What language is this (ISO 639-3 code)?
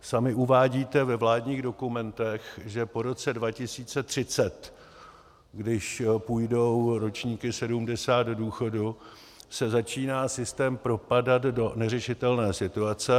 ces